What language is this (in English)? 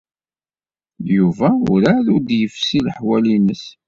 Kabyle